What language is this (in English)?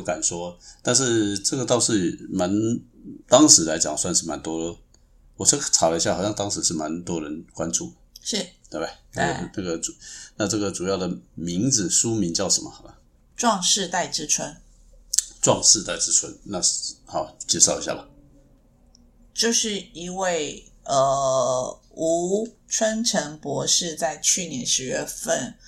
Chinese